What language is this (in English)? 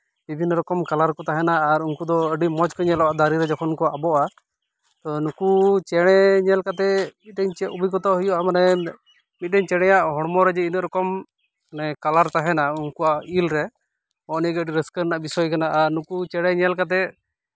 Santali